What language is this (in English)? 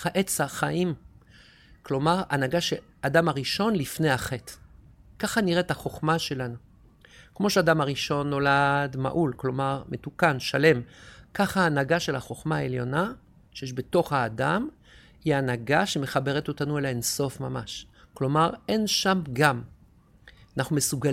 Hebrew